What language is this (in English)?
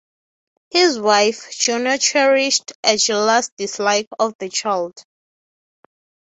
English